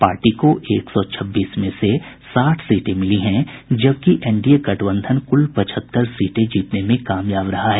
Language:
Hindi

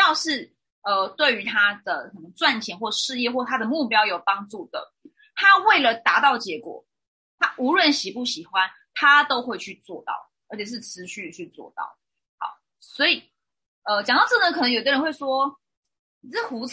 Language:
Chinese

